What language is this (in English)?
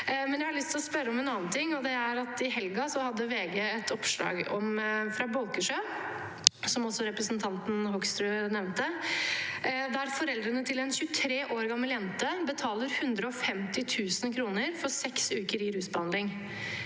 Norwegian